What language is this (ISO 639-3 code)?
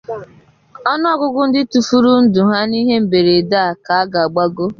ibo